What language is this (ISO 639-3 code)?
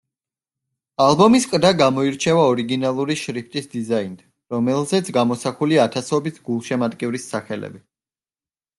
kat